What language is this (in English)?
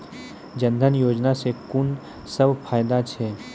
Maithili